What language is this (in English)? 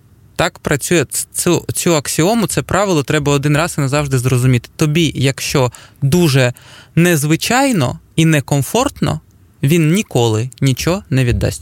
Ukrainian